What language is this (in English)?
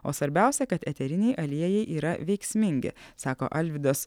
Lithuanian